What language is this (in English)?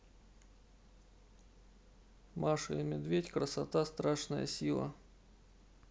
Russian